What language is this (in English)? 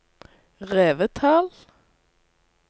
Norwegian